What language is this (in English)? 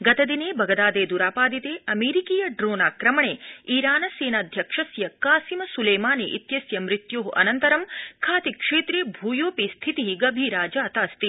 Sanskrit